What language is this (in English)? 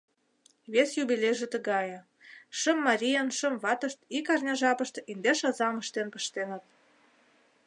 Mari